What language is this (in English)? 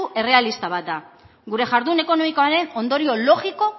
Basque